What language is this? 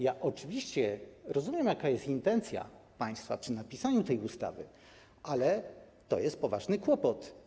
Polish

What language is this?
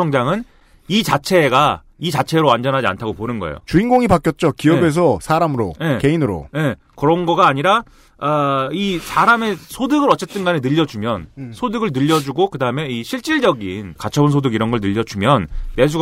Korean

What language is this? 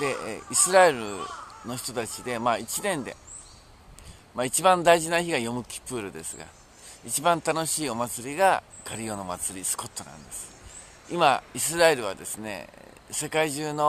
Japanese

